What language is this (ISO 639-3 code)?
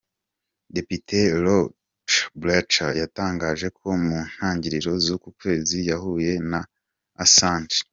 kin